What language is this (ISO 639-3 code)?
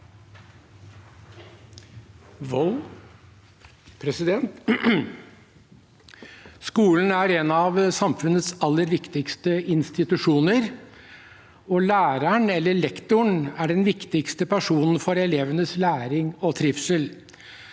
nor